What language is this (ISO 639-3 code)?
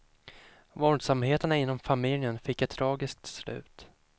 swe